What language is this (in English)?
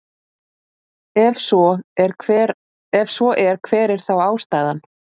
Icelandic